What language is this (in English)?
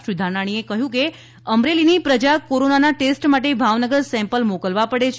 Gujarati